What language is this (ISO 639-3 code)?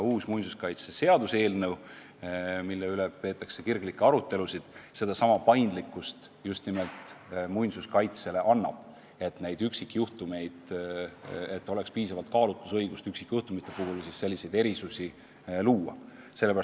est